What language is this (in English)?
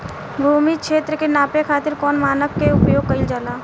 Bhojpuri